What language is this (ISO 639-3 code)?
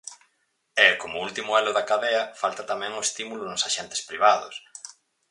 glg